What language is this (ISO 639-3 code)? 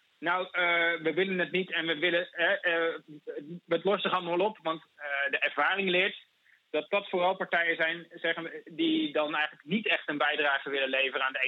nld